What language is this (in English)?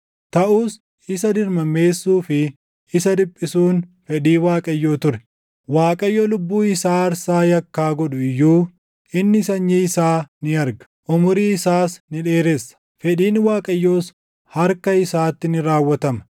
Oromo